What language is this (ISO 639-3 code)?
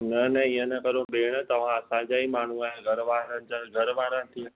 snd